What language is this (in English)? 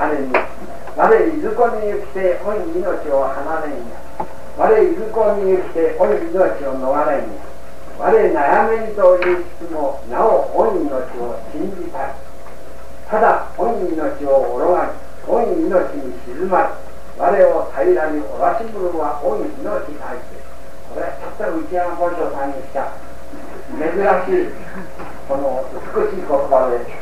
Japanese